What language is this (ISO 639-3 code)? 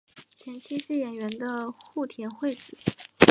zho